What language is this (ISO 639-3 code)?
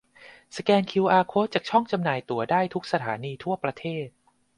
tha